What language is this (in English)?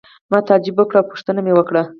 Pashto